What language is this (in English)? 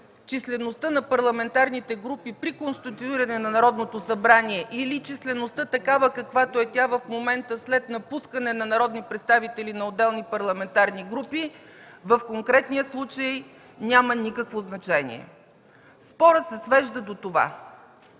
Bulgarian